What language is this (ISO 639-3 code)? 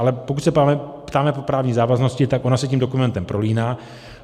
ces